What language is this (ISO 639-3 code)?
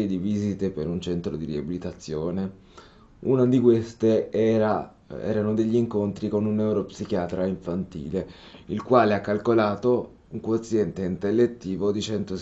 ita